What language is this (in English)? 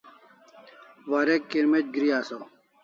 Kalasha